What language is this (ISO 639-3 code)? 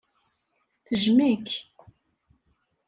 kab